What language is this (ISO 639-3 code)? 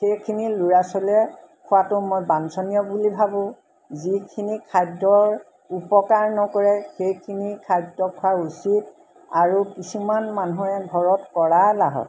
asm